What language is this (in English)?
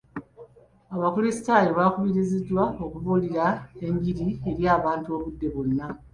Ganda